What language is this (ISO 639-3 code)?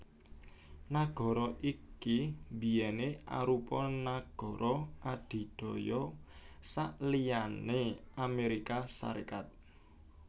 jav